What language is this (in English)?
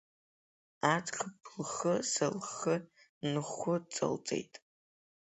Abkhazian